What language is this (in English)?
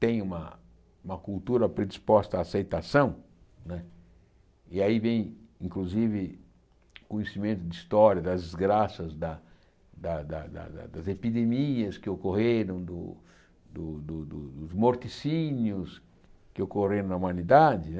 Portuguese